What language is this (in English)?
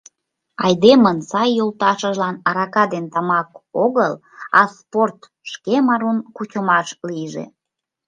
Mari